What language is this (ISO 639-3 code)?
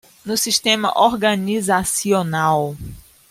por